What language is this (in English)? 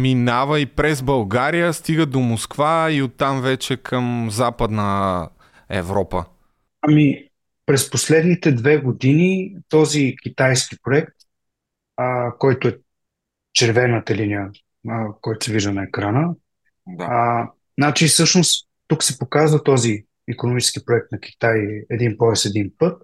Bulgarian